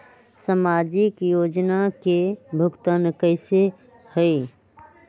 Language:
Magahi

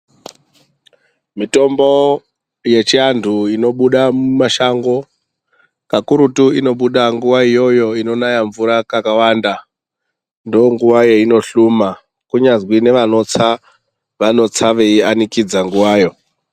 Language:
Ndau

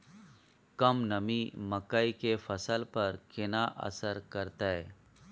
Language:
Maithili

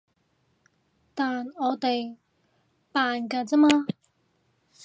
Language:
Cantonese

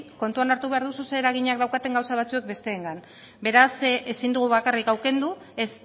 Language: Basque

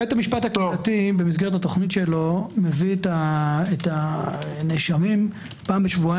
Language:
Hebrew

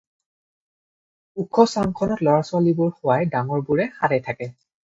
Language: Assamese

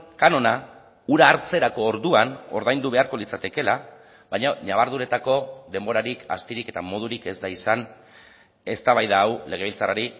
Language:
Basque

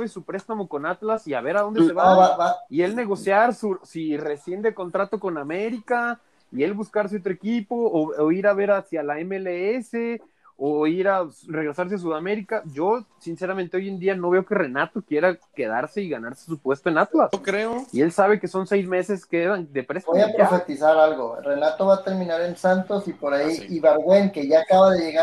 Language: Spanish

